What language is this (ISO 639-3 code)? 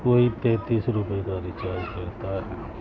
urd